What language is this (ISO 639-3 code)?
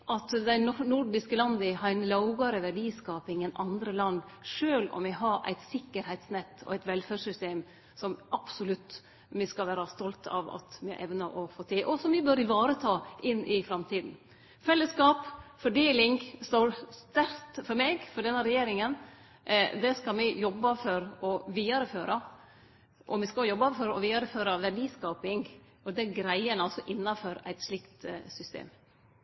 nno